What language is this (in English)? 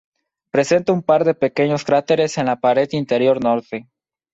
Spanish